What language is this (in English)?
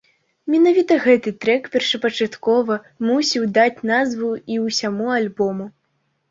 Belarusian